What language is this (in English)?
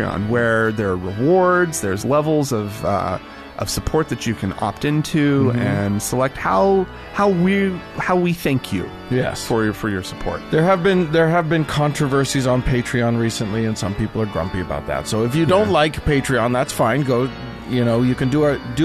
English